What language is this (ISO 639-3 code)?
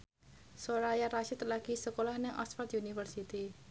jav